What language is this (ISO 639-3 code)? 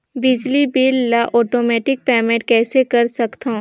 hne